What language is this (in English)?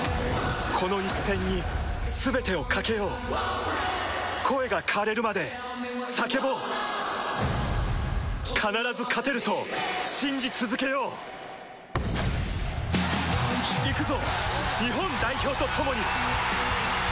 Japanese